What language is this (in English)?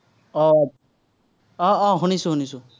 Assamese